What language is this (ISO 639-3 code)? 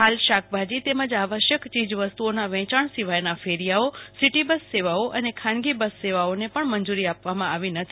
guj